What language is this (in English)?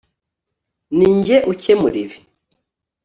Kinyarwanda